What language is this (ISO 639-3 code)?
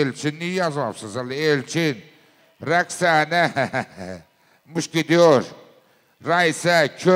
tur